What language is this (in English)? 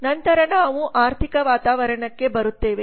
Kannada